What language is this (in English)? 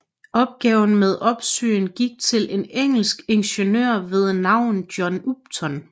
Danish